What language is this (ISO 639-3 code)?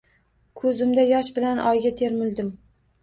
uzb